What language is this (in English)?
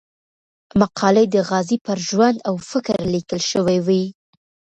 Pashto